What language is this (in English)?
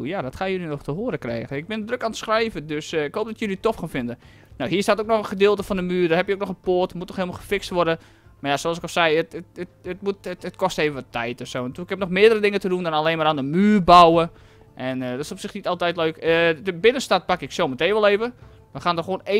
Dutch